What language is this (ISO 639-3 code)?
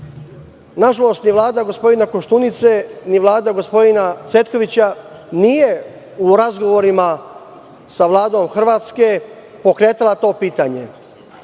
srp